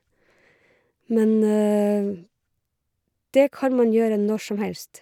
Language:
Norwegian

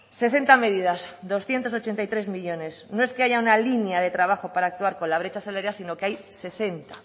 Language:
Spanish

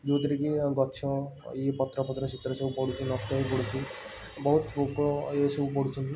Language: Odia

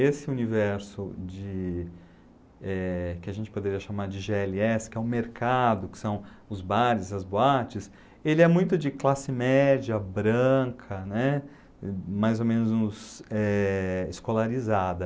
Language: Portuguese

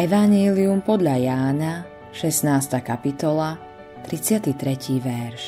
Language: Slovak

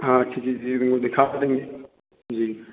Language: Hindi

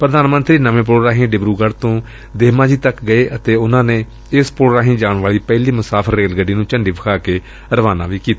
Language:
Punjabi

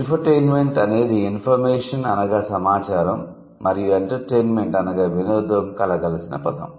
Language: Telugu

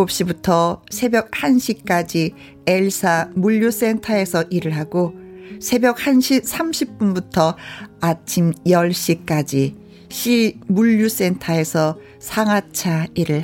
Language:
Korean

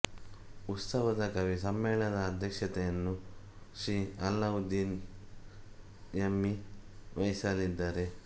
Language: Kannada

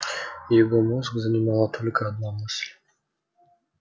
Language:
Russian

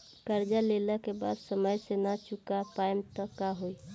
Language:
Bhojpuri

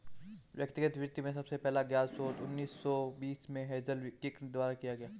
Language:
Hindi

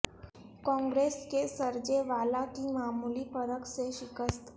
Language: Urdu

